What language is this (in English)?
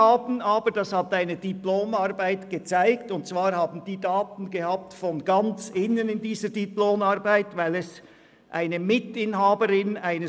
Swiss German